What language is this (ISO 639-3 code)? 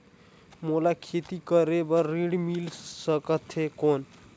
hne